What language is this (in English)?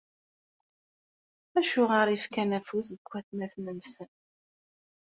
Kabyle